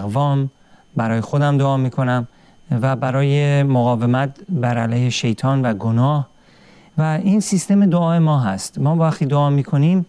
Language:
Persian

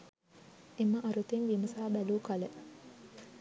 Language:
Sinhala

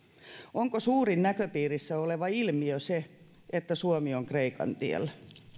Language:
Finnish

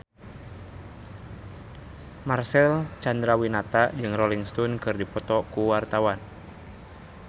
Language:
Sundanese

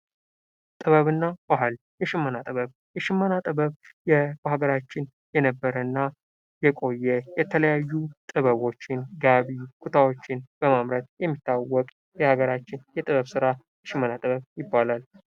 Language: Amharic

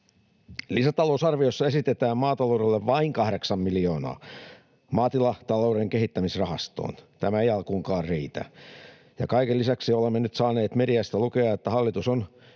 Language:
Finnish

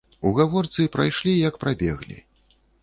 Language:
Belarusian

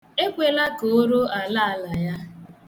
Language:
Igbo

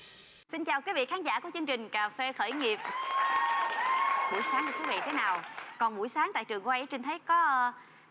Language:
Vietnamese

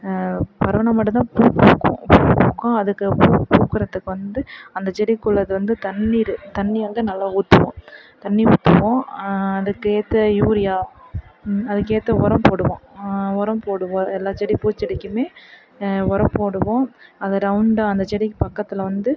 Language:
Tamil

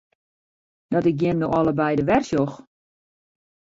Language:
Western Frisian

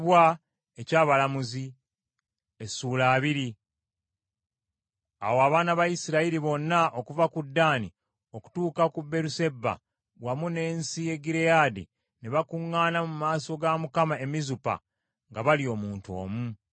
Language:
Ganda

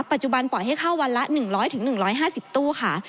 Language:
Thai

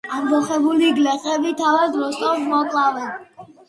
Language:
Georgian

